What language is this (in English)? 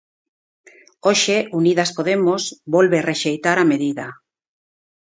Galician